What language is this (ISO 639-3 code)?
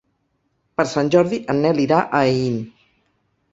cat